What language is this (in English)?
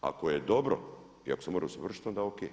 Croatian